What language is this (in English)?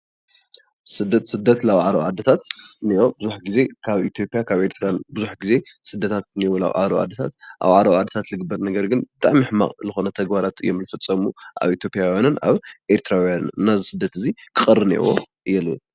Tigrinya